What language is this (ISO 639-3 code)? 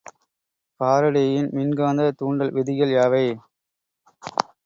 tam